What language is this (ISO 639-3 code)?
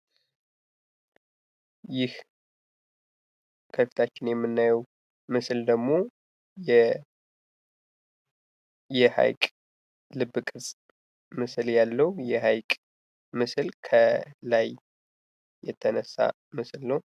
amh